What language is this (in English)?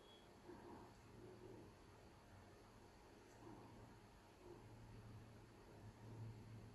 Hebrew